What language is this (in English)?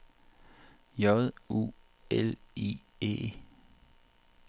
Danish